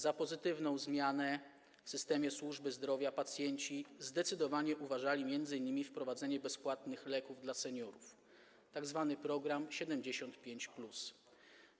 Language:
Polish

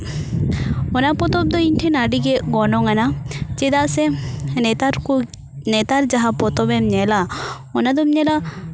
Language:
Santali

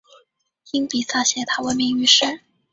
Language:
Chinese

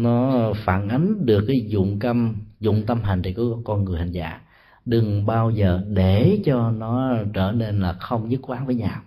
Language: Vietnamese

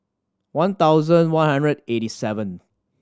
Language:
English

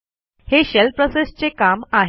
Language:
Marathi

